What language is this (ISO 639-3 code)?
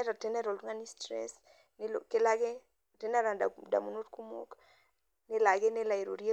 mas